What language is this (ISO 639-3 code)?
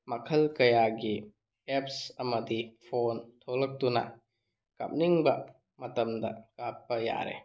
mni